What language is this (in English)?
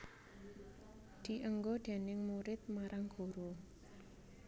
Javanese